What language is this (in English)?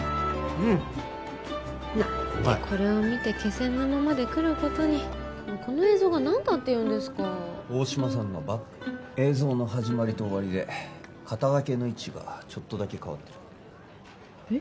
Japanese